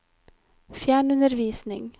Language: Norwegian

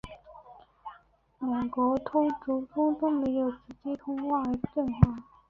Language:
Chinese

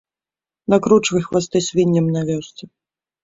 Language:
Belarusian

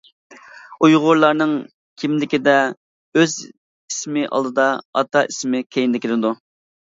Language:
Uyghur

